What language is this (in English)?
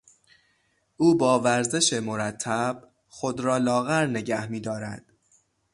Persian